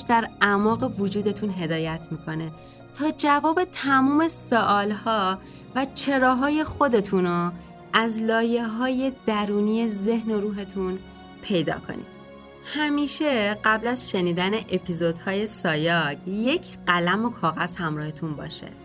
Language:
Persian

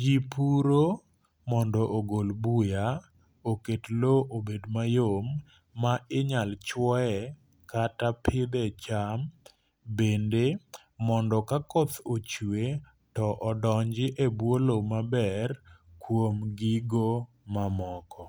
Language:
Luo (Kenya and Tanzania)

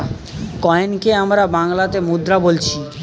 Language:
Bangla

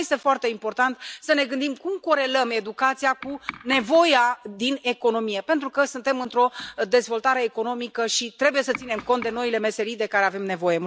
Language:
Romanian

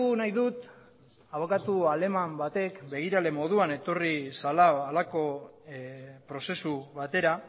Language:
Basque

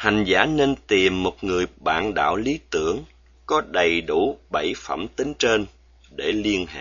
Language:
Vietnamese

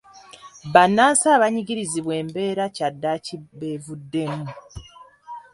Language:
Ganda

